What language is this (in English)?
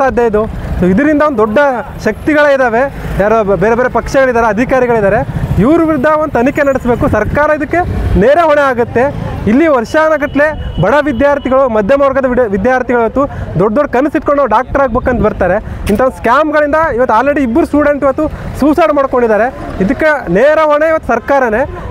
Kannada